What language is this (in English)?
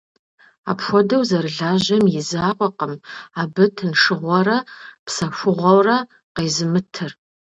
Kabardian